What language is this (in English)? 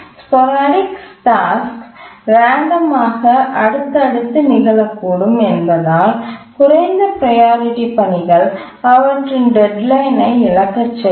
Tamil